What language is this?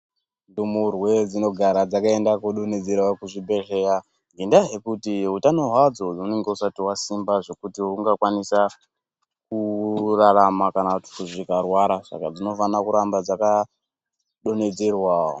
Ndau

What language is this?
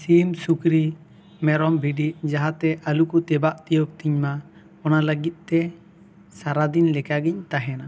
Santali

